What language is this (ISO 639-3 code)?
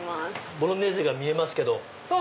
jpn